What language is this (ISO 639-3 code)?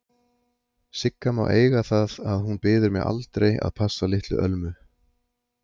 isl